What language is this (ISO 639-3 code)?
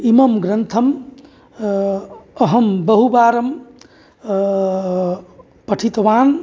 san